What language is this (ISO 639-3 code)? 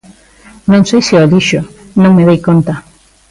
glg